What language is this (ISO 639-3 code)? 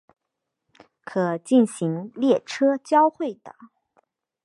zho